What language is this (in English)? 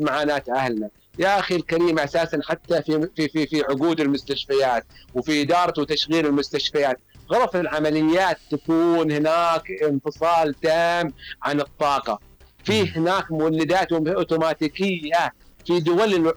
Arabic